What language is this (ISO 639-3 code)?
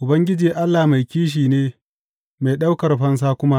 hau